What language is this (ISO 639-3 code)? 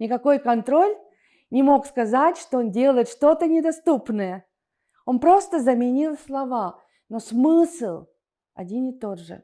rus